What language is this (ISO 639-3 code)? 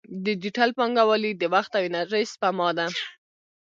pus